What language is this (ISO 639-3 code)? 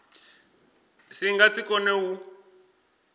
ven